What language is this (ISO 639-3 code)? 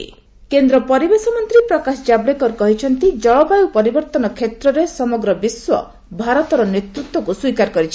ori